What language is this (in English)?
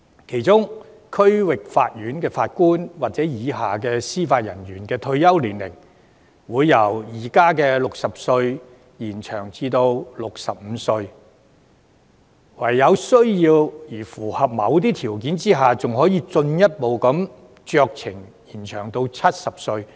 Cantonese